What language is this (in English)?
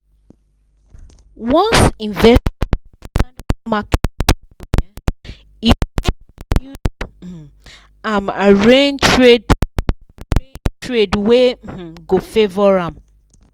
Nigerian Pidgin